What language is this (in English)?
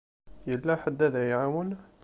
Kabyle